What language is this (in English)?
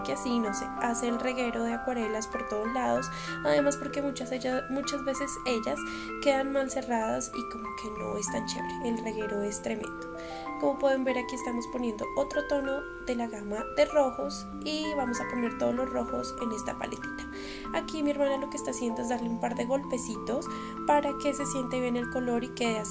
Spanish